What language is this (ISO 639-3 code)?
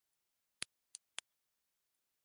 jpn